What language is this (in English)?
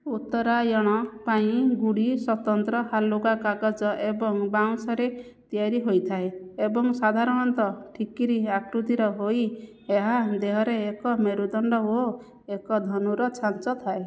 Odia